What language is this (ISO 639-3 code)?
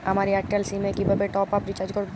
ben